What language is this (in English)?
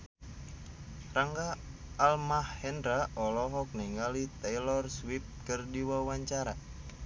Sundanese